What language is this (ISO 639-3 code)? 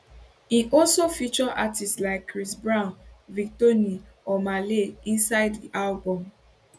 pcm